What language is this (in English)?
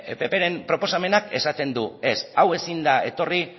Basque